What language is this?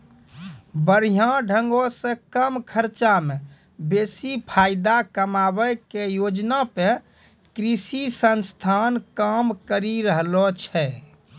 Maithili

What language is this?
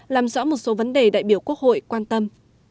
Vietnamese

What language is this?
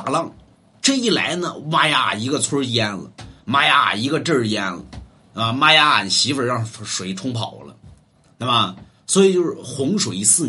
Chinese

